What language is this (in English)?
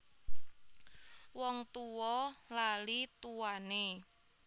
Javanese